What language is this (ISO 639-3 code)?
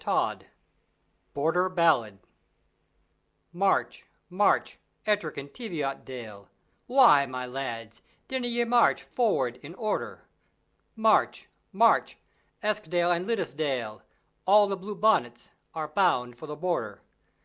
eng